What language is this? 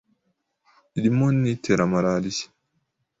Kinyarwanda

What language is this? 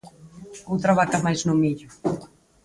Galician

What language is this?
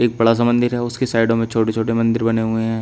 Hindi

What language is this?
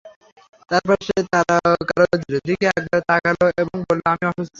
Bangla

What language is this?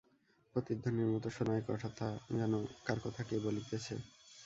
Bangla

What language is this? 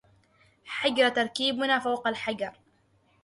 Arabic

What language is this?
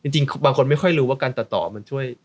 Thai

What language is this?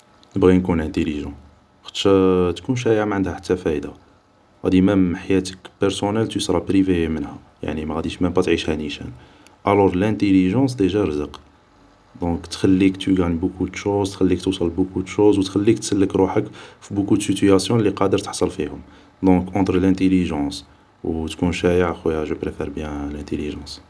Algerian Arabic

